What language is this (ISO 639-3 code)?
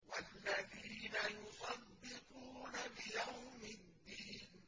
ara